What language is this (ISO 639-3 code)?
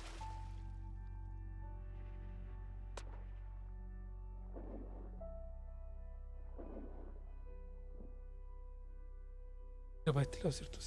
spa